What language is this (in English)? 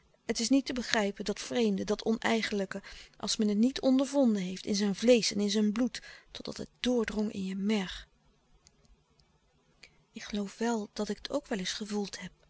Dutch